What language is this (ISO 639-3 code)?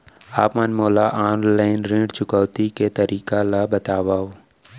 hne